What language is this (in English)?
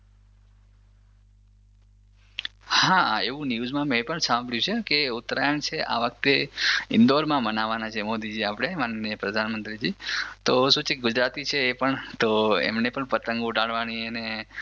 Gujarati